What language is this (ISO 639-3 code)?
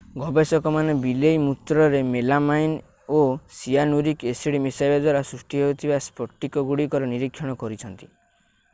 ori